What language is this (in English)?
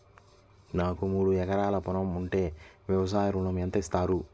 Telugu